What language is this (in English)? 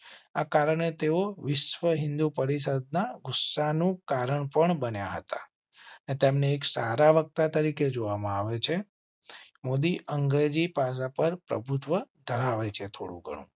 Gujarati